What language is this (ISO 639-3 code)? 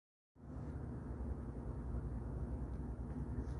ara